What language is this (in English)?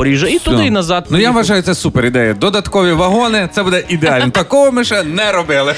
Ukrainian